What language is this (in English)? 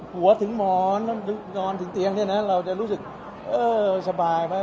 Thai